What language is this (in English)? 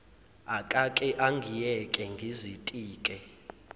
Zulu